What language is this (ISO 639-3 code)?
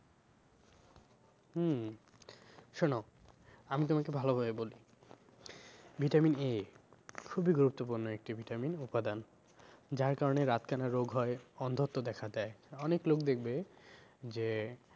ben